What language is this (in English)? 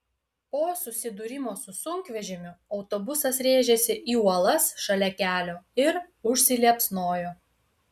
Lithuanian